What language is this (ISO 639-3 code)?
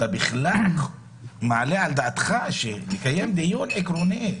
heb